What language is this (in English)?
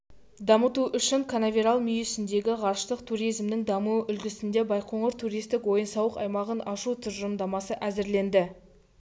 Kazakh